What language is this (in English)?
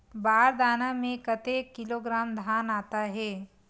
Chhattisgarhi